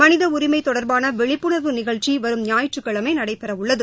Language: Tamil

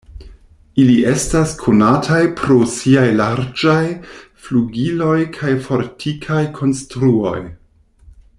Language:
Esperanto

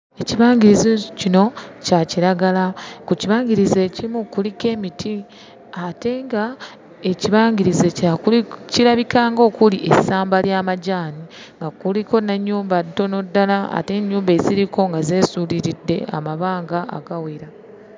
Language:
Ganda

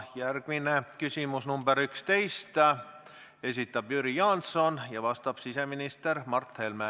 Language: Estonian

